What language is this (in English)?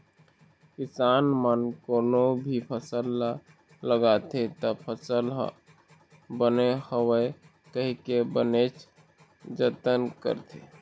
Chhattisgarhi